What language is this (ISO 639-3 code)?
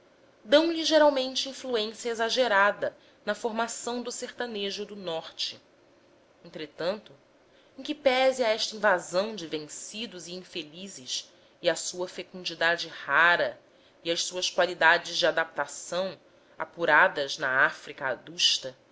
por